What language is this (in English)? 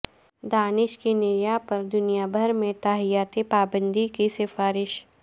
Urdu